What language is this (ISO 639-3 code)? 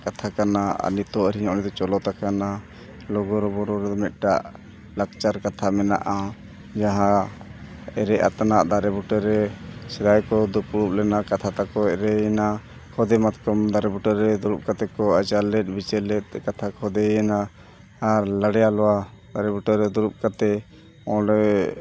sat